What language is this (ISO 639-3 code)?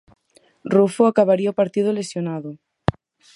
glg